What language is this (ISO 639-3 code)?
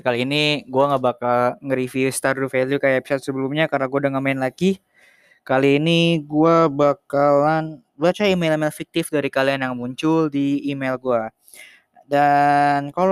ind